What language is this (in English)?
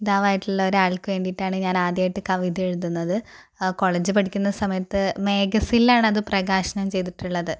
Malayalam